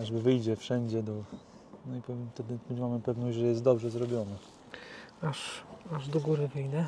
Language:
Polish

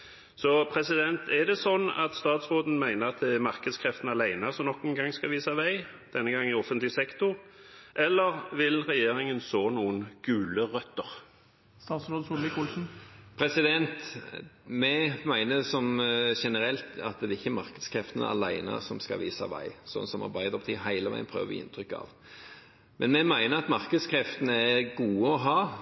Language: Norwegian Bokmål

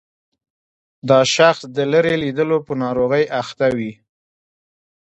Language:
Pashto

